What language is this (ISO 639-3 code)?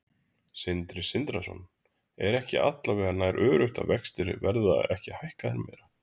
isl